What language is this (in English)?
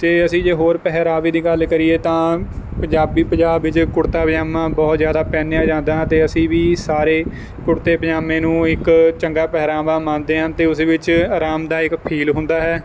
Punjabi